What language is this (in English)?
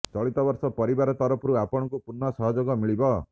Odia